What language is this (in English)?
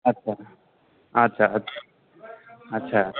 Maithili